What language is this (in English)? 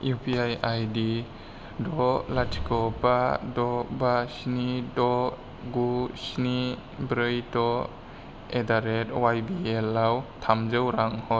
Bodo